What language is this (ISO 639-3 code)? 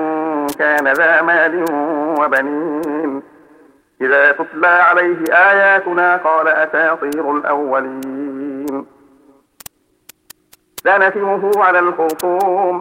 ara